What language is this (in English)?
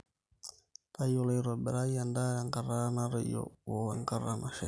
Masai